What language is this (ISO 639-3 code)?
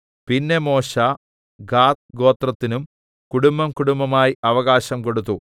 mal